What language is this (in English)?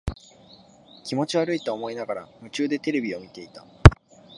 Japanese